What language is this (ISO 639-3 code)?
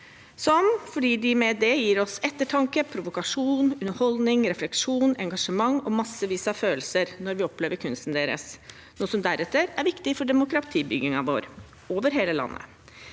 nor